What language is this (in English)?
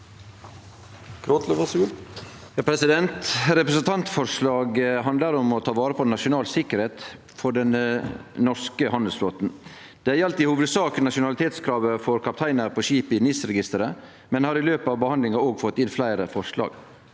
Norwegian